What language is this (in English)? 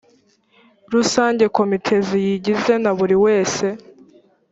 Kinyarwanda